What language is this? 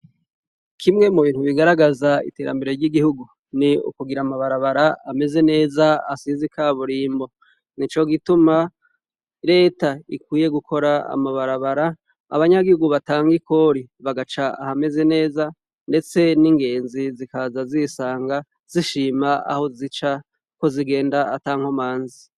Rundi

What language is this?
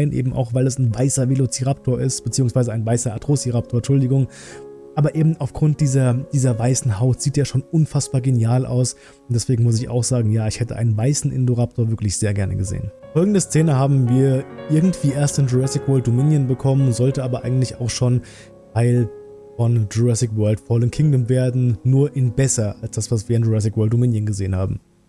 German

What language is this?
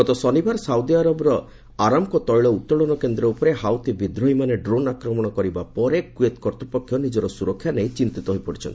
Odia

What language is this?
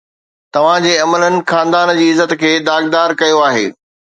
Sindhi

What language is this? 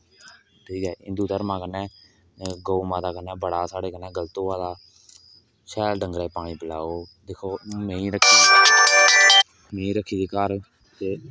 Dogri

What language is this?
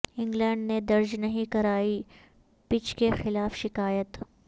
Urdu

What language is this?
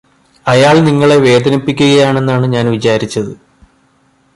Malayalam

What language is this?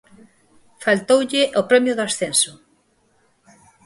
Galician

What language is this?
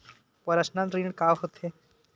Chhattisgarhi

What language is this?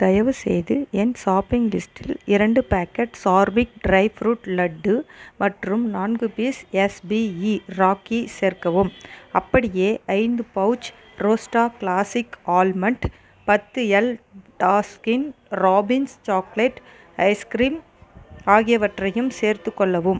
Tamil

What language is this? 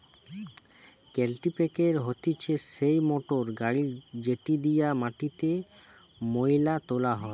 Bangla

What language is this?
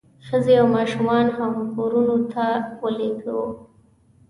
Pashto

